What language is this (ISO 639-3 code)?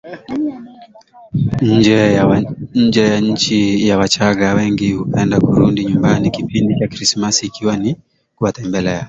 swa